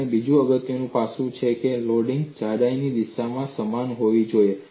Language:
Gujarati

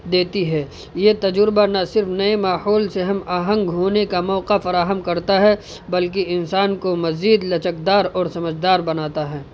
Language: Urdu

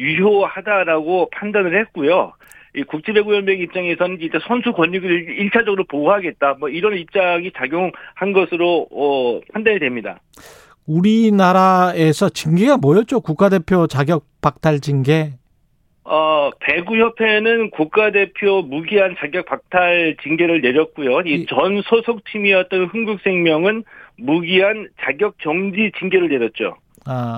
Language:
Korean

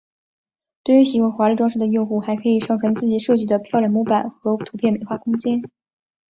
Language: Chinese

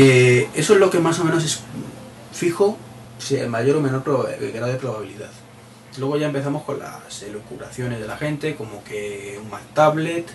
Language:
Spanish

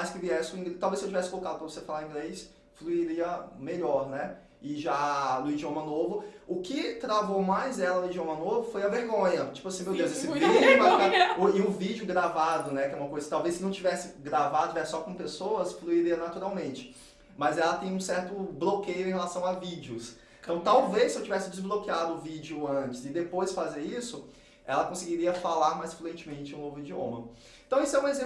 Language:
Portuguese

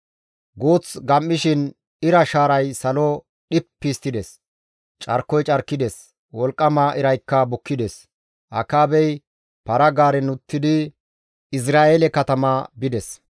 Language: Gamo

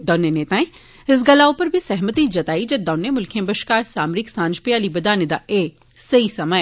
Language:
Dogri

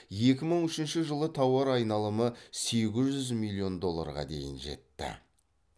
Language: Kazakh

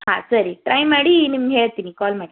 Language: Kannada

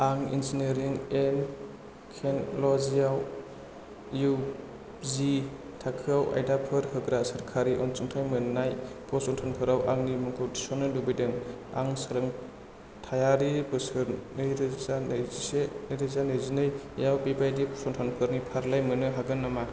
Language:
Bodo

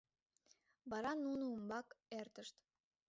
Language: Mari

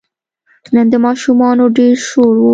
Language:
Pashto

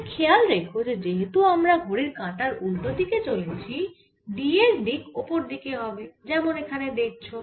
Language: Bangla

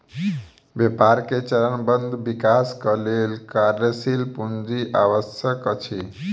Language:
Maithili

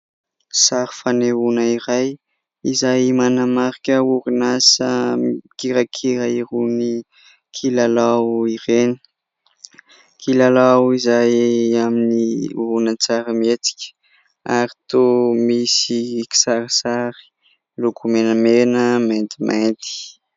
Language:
Malagasy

